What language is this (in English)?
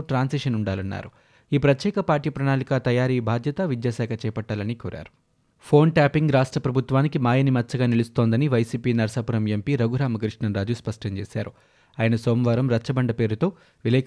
Telugu